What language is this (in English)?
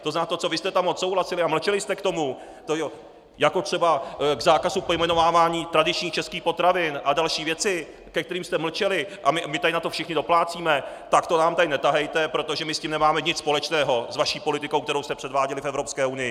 Czech